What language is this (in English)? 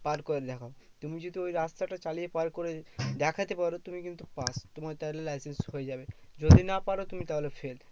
Bangla